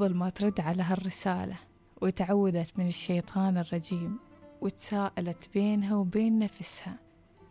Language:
Arabic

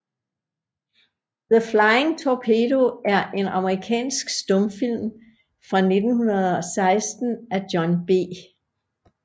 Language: Danish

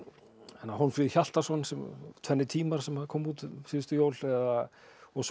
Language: Icelandic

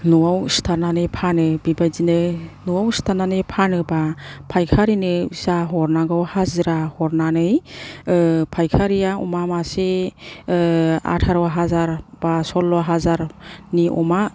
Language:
Bodo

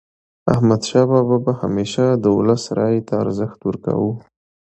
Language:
Pashto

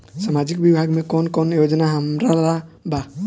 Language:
Bhojpuri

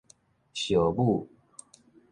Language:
Min Nan Chinese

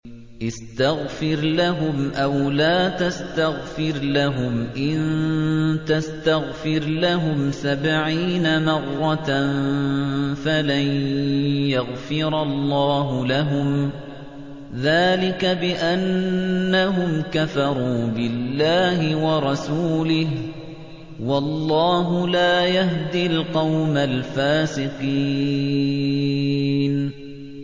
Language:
Arabic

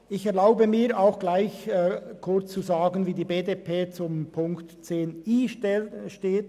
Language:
Swiss German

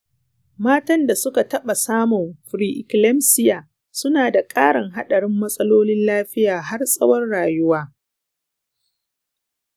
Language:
Hausa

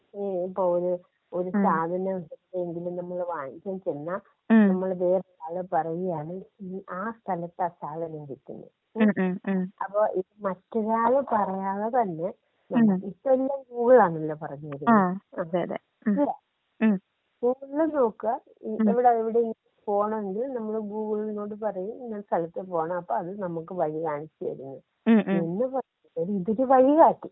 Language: Malayalam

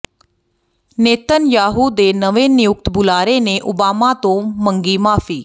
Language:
Punjabi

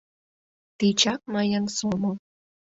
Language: Mari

